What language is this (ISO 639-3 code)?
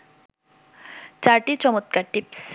ben